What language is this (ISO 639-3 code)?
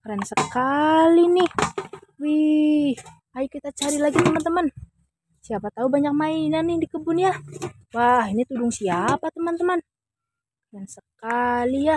ind